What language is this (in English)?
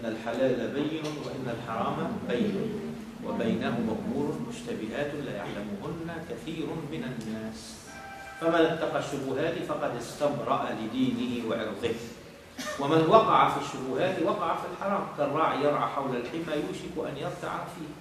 Arabic